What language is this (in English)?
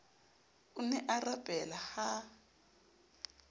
Southern Sotho